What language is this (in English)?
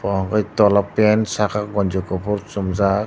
Kok Borok